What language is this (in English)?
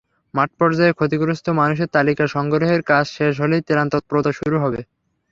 Bangla